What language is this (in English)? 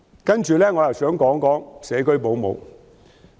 Cantonese